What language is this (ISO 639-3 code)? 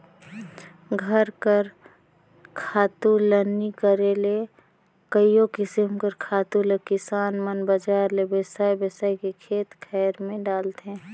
hne